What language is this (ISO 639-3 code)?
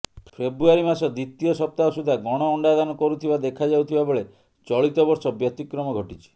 ori